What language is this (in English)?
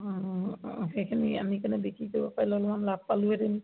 Assamese